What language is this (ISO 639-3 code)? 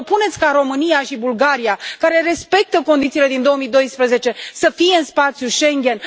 ron